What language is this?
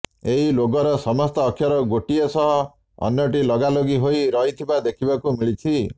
Odia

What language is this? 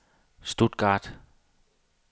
Danish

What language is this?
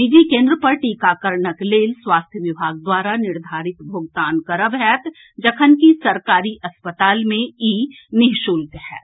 Maithili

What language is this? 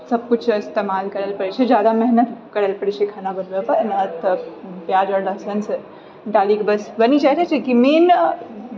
Maithili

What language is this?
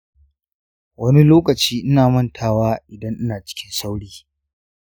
Hausa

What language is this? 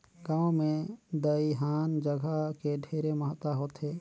Chhattisgarhi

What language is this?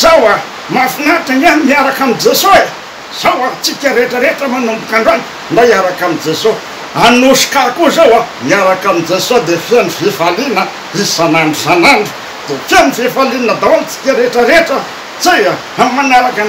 Romanian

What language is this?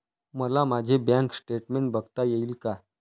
Marathi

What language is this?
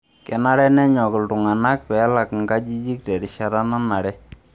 Masai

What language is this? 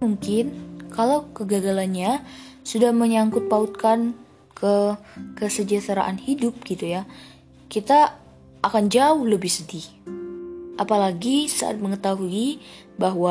Indonesian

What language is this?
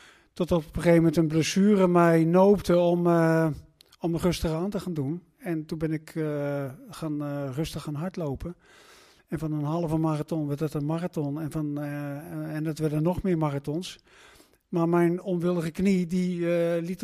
Dutch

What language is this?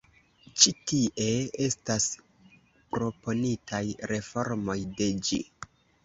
Esperanto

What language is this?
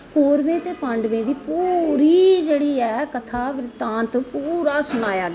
Dogri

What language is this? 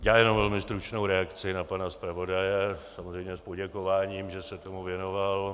Czech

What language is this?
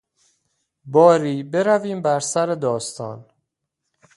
Persian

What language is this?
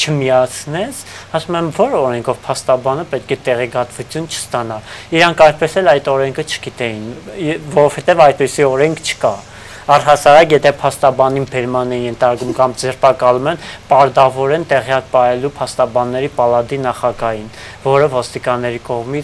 Romanian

